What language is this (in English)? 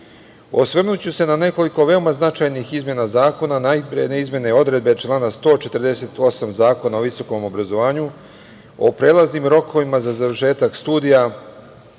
Serbian